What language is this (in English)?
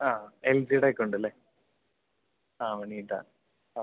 Malayalam